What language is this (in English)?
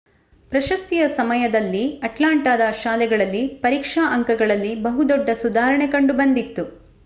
Kannada